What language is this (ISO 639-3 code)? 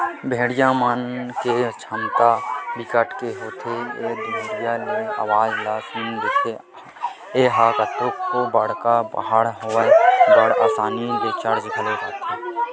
hne